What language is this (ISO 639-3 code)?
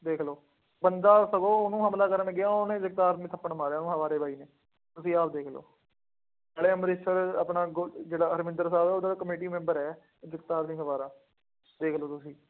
pan